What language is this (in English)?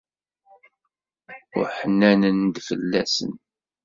Kabyle